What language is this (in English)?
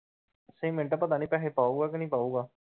Punjabi